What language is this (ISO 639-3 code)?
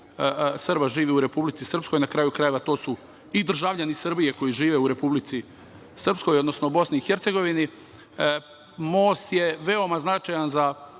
srp